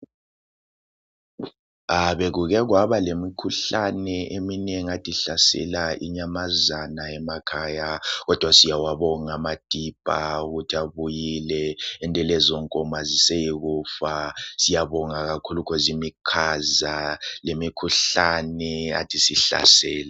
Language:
North Ndebele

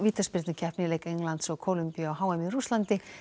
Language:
Icelandic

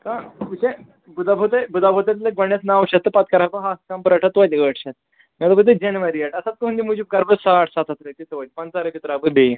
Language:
Kashmiri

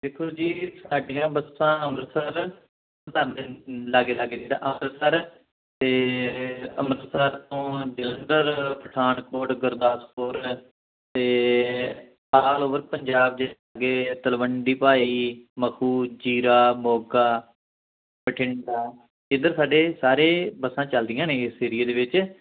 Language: Punjabi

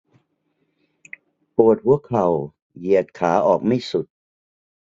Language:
Thai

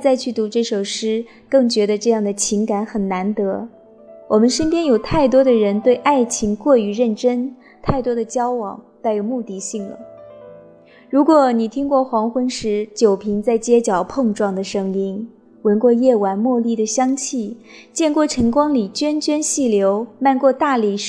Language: Chinese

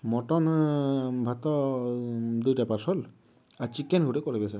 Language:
Odia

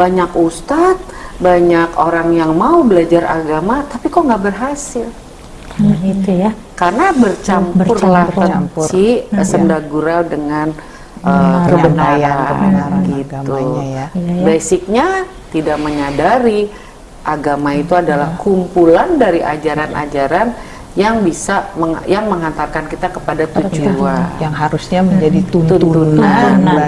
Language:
Indonesian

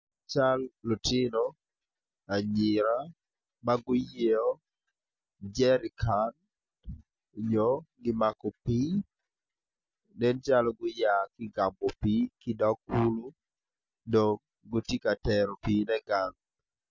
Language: Acoli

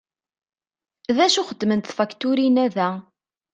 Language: Kabyle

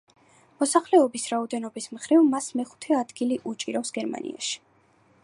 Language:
Georgian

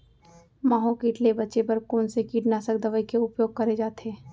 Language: Chhattisgarhi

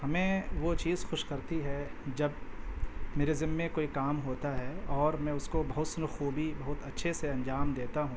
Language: Urdu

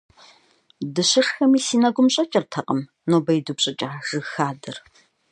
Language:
Kabardian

